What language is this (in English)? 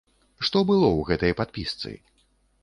Belarusian